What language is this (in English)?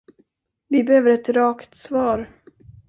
Swedish